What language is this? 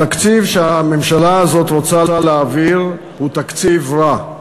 Hebrew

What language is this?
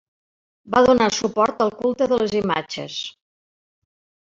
Catalan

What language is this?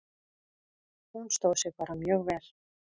Icelandic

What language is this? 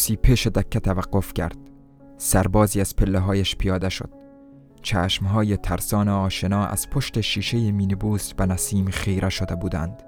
Persian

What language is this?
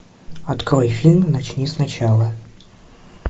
Russian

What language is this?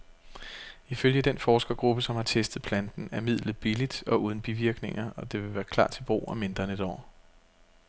Danish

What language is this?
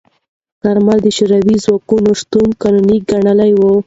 Pashto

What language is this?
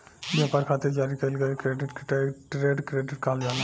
Bhojpuri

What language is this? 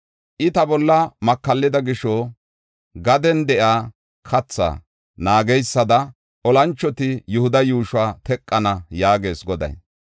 Gofa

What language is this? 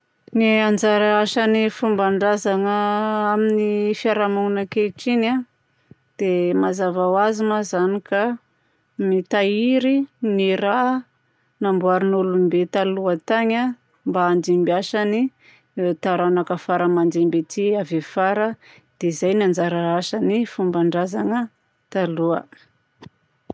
Southern Betsimisaraka Malagasy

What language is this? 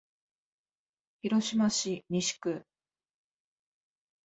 Japanese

